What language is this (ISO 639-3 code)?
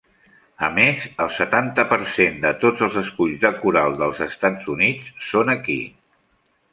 cat